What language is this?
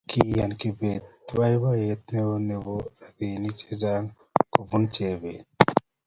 Kalenjin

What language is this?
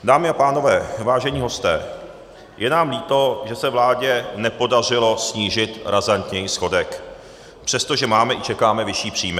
Czech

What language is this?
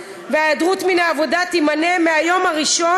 Hebrew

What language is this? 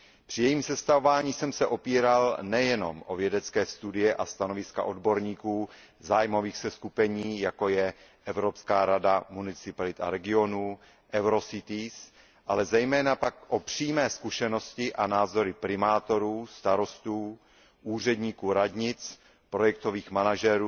Czech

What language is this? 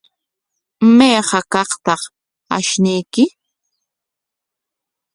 Corongo Ancash Quechua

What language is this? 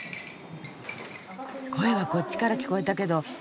Japanese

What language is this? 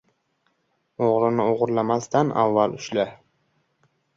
Uzbek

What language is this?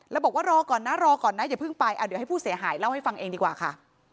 Thai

